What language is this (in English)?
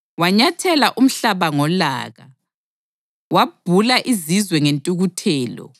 North Ndebele